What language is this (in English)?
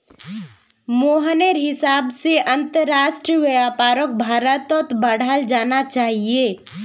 Magahi